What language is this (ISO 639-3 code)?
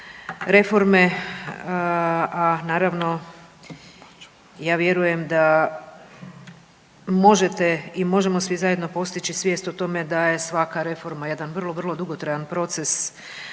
hrv